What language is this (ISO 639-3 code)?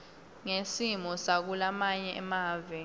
ssw